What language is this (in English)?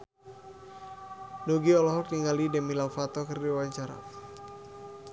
Sundanese